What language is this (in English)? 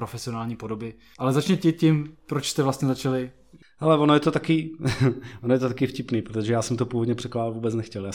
Czech